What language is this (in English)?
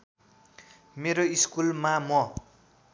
Nepali